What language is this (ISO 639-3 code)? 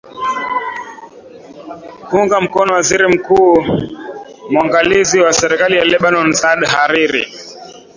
swa